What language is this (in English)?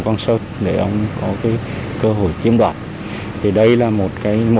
Vietnamese